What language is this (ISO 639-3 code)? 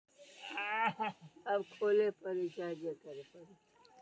mai